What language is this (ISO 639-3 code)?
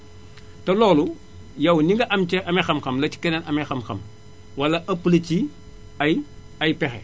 wol